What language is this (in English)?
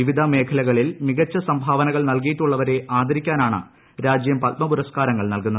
Malayalam